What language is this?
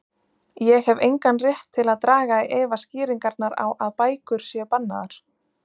Icelandic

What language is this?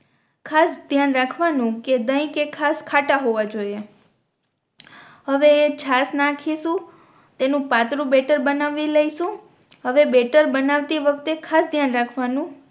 Gujarati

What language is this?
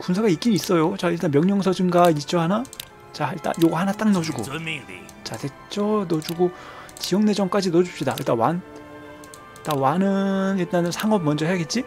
Korean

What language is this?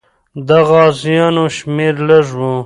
Pashto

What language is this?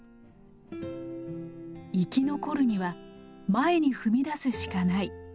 Japanese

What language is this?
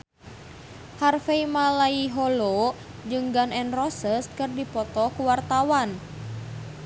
Sundanese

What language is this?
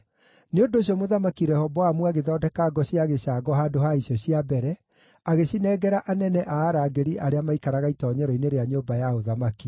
Kikuyu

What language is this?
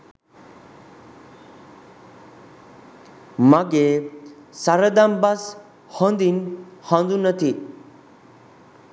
Sinhala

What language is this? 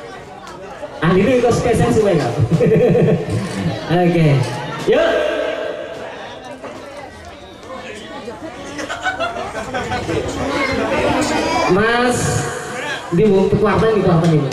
Indonesian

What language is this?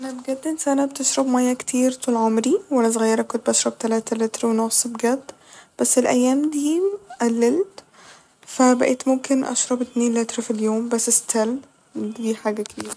Egyptian Arabic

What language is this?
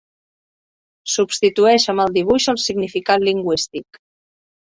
Catalan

